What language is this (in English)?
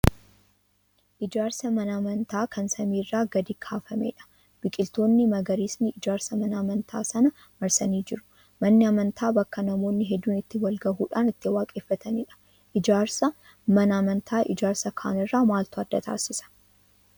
Oromo